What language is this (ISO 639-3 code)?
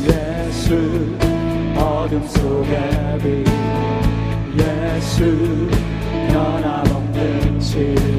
kor